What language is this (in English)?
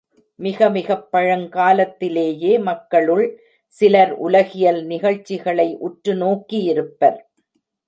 Tamil